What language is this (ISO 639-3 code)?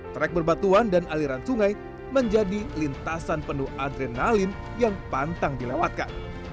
ind